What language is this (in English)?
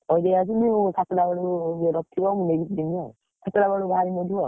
Odia